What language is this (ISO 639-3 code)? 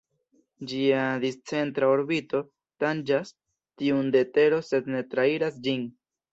epo